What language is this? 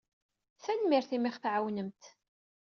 Kabyle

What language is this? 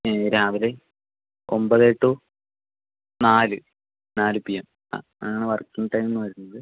Malayalam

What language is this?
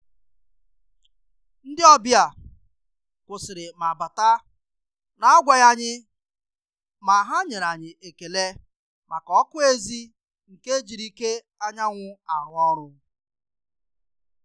Igbo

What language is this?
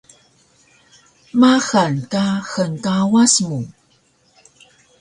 Taroko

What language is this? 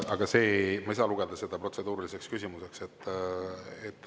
Estonian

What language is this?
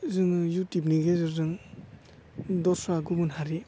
Bodo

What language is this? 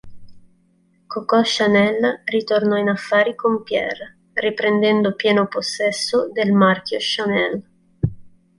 Italian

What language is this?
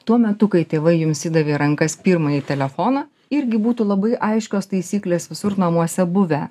Lithuanian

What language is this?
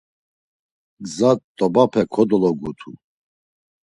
Laz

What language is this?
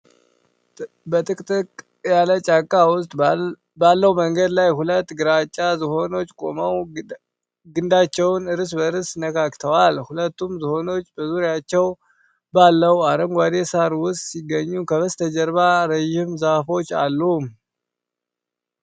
Amharic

